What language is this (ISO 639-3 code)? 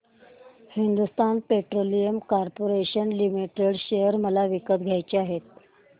mar